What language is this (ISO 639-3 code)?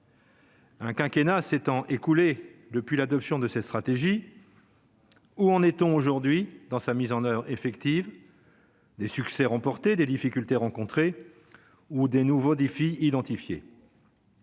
fra